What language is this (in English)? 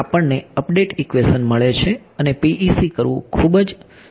Gujarati